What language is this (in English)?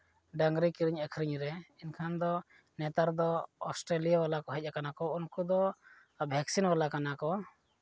Santali